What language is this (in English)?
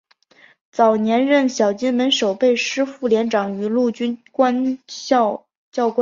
Chinese